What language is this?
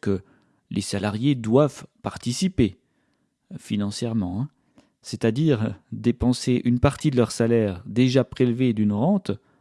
French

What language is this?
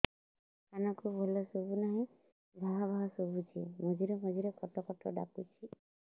Odia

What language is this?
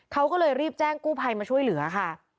Thai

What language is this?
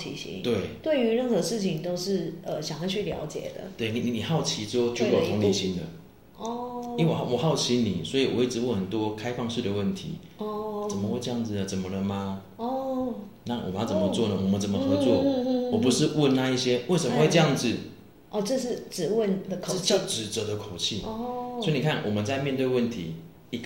Chinese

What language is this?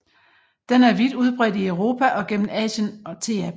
Danish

